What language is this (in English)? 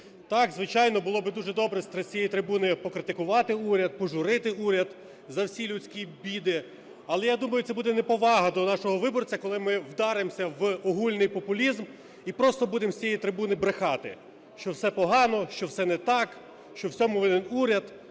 Ukrainian